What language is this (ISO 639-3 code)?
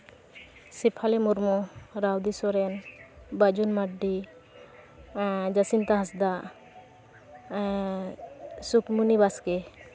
sat